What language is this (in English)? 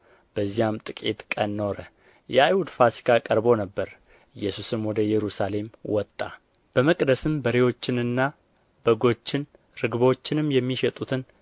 Amharic